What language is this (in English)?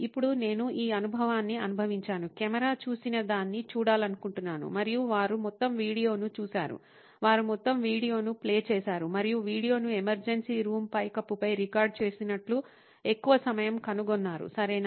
Telugu